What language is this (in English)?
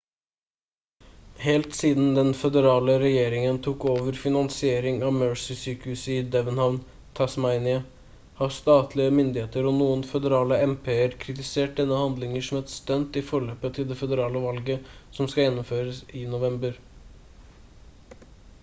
Norwegian Bokmål